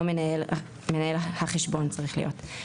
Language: Hebrew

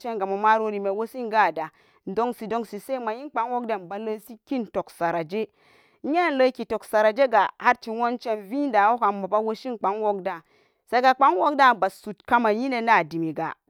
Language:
Samba Daka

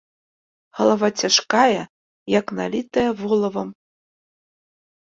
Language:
Belarusian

